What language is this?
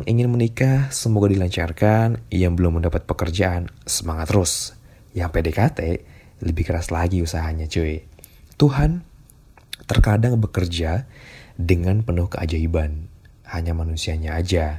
Indonesian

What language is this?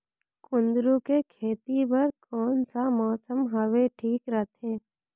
Chhattisgarhi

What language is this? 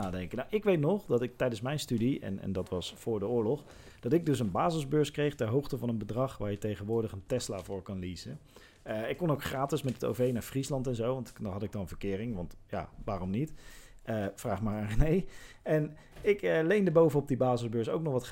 Dutch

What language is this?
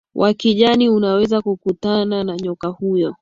Swahili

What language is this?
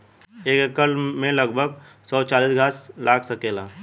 Bhojpuri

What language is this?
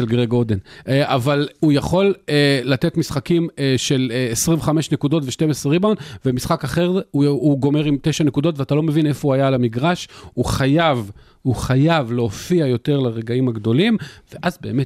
Hebrew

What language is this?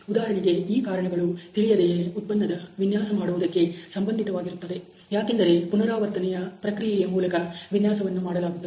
Kannada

